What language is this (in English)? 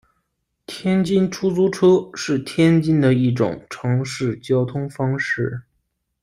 Chinese